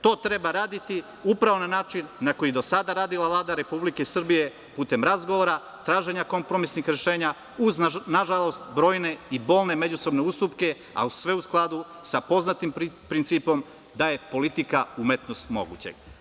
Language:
Serbian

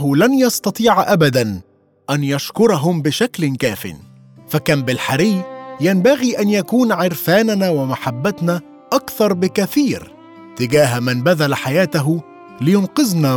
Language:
Arabic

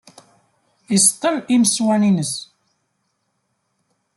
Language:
Kabyle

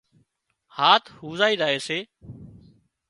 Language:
Wadiyara Koli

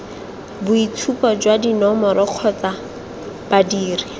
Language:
Tswana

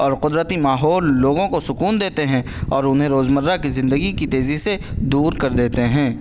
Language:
Urdu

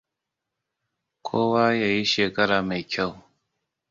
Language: Hausa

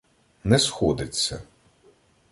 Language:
Ukrainian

